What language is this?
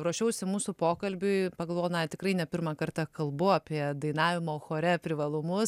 Lithuanian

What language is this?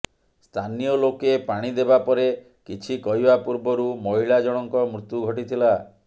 Odia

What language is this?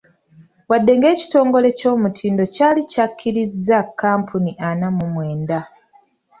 Ganda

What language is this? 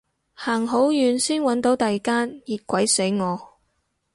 Cantonese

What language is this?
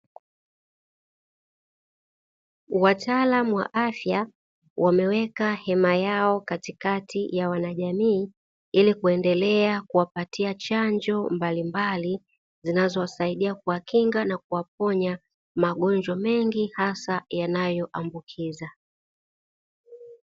Swahili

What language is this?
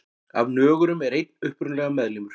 Icelandic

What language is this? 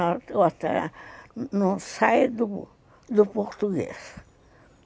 Portuguese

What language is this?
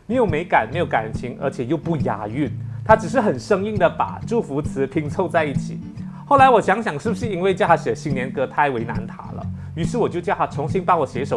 Chinese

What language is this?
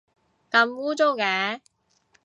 Cantonese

